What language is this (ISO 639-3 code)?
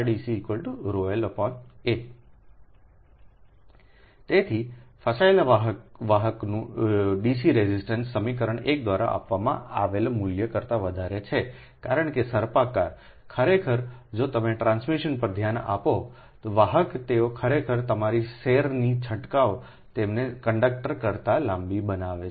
guj